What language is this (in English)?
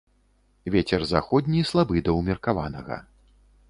Belarusian